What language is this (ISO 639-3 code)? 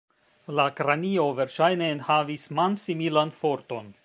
epo